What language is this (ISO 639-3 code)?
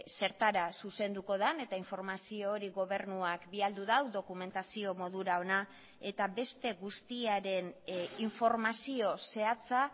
eus